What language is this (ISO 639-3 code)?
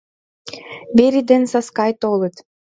chm